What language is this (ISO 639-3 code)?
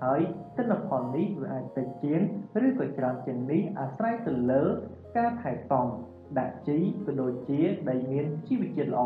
vie